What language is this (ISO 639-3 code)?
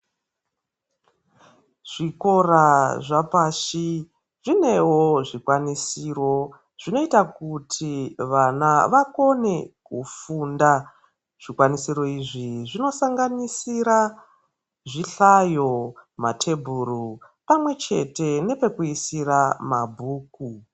ndc